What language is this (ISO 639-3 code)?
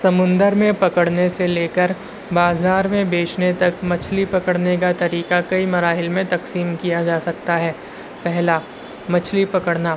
urd